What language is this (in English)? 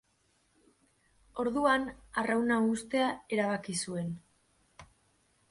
Basque